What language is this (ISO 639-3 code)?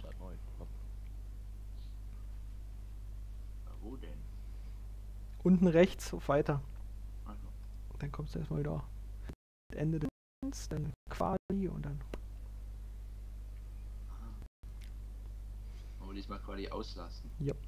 deu